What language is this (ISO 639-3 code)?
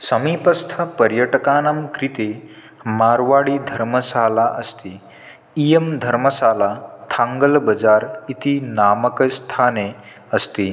san